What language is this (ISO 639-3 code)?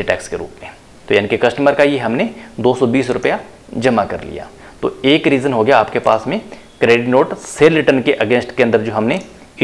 hin